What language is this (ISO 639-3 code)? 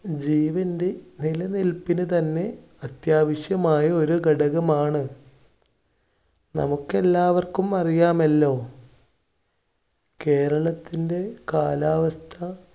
mal